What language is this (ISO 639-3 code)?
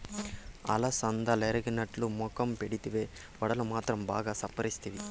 tel